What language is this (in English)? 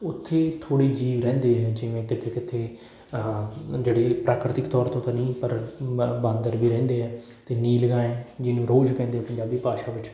Punjabi